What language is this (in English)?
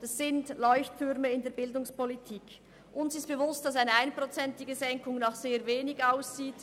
Swiss German